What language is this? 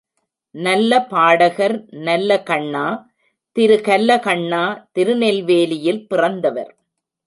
Tamil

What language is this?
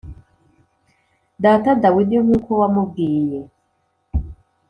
Kinyarwanda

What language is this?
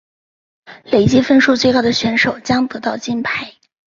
Chinese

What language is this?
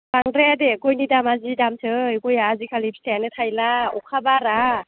Bodo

